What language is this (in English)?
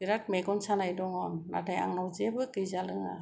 Bodo